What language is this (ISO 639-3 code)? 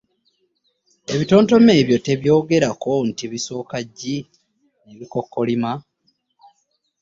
lug